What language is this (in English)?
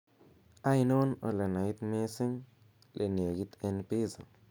Kalenjin